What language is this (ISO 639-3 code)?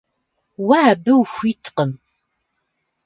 kbd